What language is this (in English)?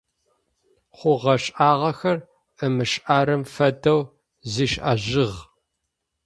Adyghe